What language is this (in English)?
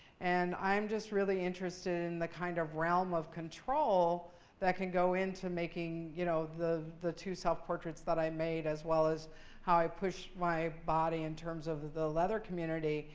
English